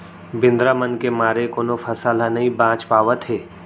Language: Chhattisgarhi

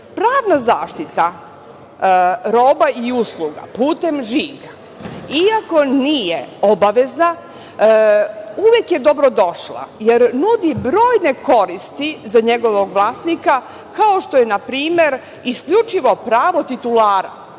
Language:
Serbian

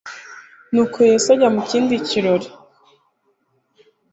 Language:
Kinyarwanda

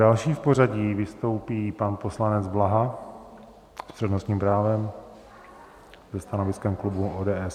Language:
Czech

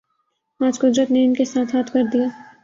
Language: Urdu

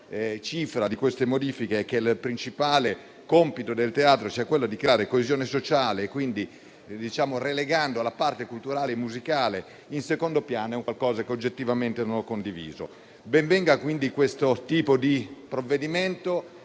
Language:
Italian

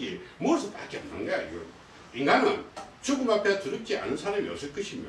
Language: Korean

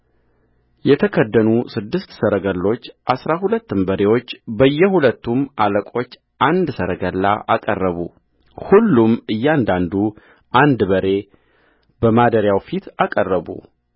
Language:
Amharic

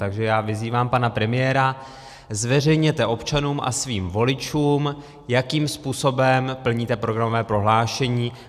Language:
Czech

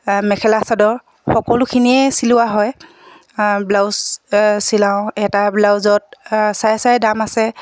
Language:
Assamese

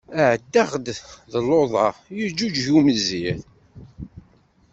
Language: Kabyle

